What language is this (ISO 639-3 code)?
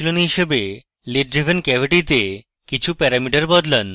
ben